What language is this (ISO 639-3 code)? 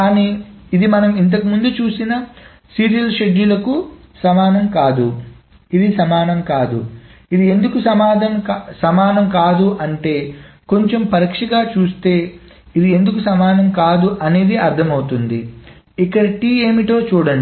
tel